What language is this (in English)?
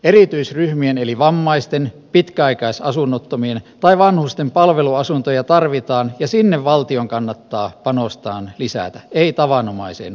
Finnish